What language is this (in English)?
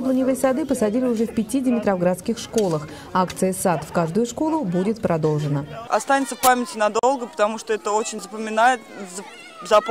Russian